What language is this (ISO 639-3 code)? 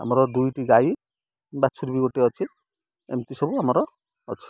ori